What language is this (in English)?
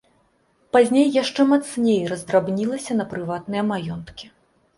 Belarusian